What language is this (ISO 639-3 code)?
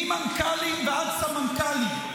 heb